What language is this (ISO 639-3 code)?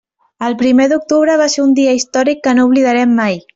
cat